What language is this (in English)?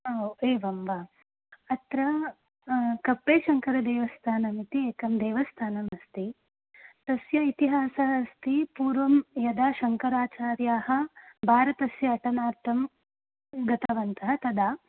Sanskrit